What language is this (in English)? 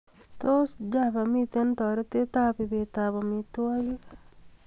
Kalenjin